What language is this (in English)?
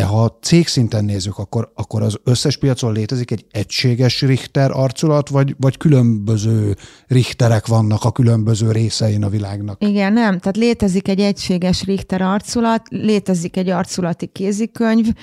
Hungarian